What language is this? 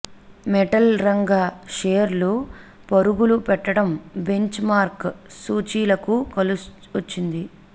Telugu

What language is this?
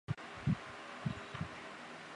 Chinese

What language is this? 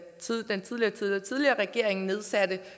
Danish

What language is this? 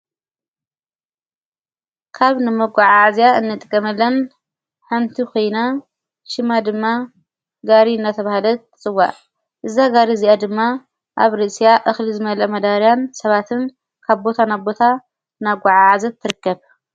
Tigrinya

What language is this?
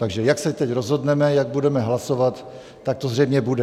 Czech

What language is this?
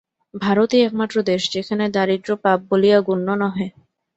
Bangla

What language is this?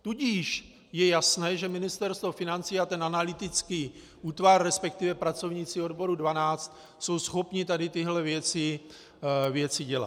Czech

